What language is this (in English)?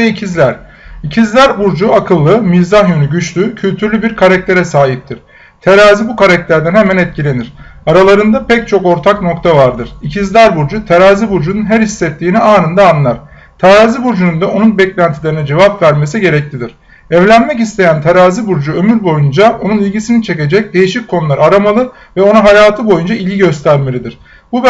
Turkish